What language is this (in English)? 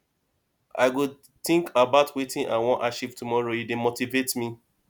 Nigerian Pidgin